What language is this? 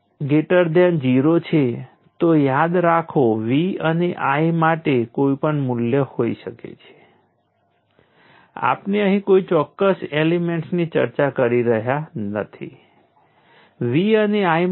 Gujarati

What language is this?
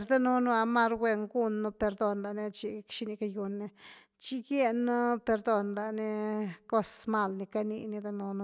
Güilá Zapotec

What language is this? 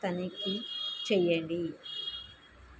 Telugu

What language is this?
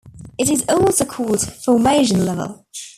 English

